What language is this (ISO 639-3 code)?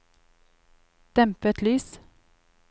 nor